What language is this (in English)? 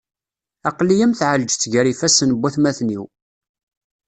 Kabyle